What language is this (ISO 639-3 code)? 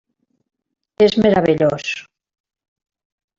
cat